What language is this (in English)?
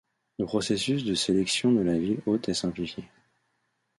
French